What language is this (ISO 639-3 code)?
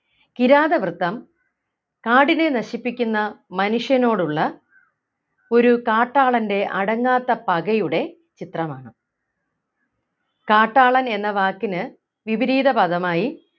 mal